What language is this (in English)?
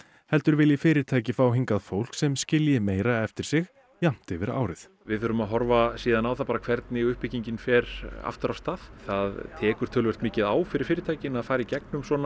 Icelandic